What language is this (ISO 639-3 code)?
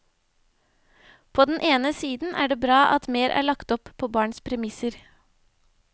nor